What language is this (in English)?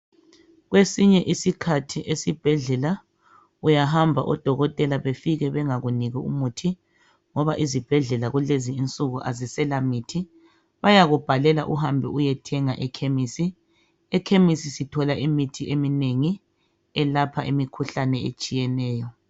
North Ndebele